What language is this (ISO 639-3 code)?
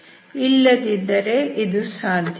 kan